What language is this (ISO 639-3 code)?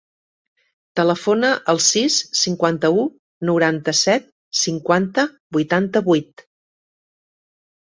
cat